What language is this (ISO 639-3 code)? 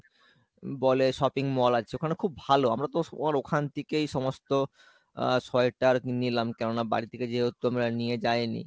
ben